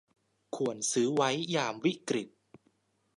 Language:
Thai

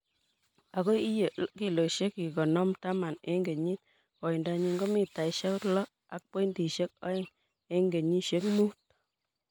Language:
Kalenjin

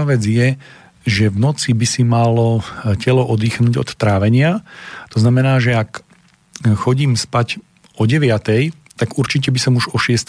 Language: Slovak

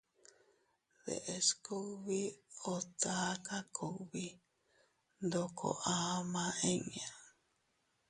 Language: Teutila Cuicatec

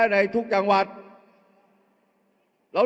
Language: Thai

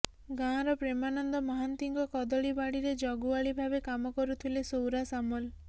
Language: Odia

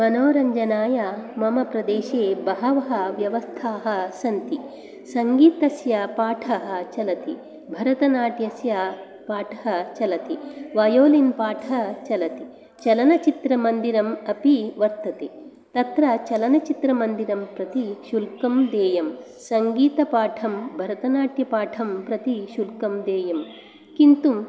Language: Sanskrit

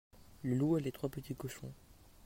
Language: French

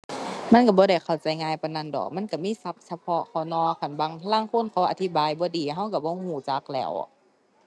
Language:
Thai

